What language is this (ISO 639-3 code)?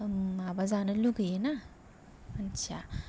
brx